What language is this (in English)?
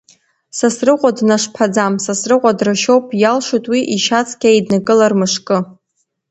Abkhazian